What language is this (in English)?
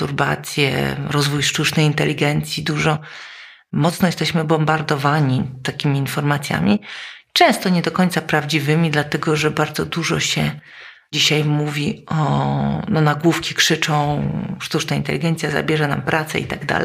Polish